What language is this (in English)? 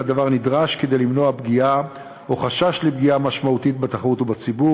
Hebrew